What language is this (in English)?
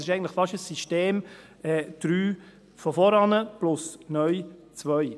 Swiss German